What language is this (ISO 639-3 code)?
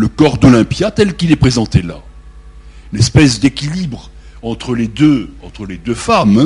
fra